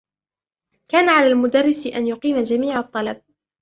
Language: Arabic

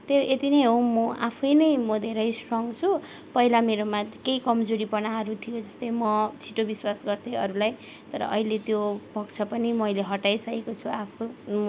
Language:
Nepali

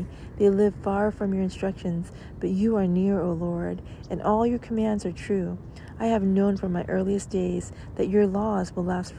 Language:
English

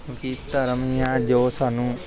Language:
Punjabi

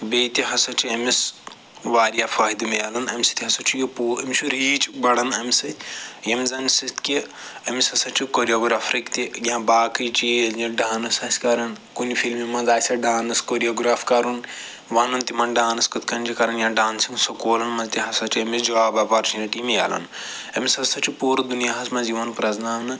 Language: Kashmiri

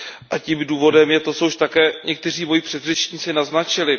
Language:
Czech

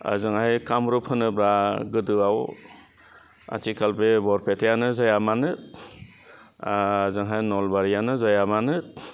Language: Bodo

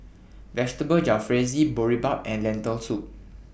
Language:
English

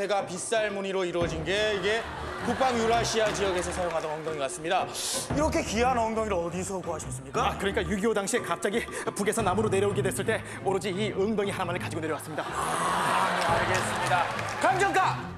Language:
Korean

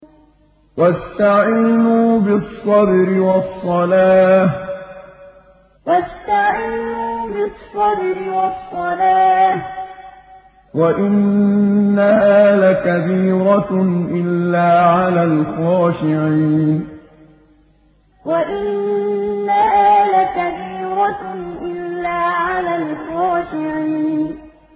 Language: Arabic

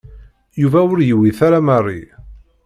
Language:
Kabyle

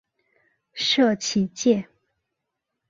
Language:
Chinese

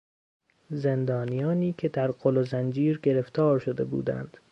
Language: Persian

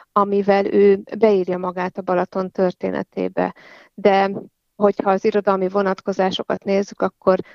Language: Hungarian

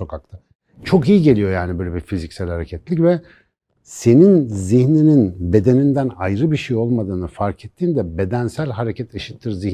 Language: Turkish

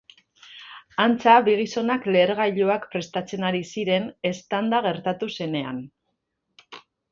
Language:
Basque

